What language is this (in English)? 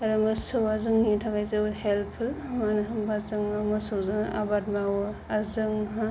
Bodo